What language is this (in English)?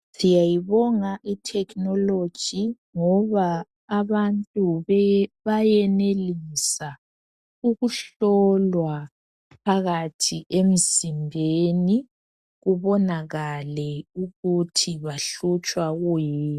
North Ndebele